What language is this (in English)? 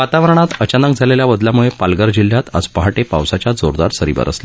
Marathi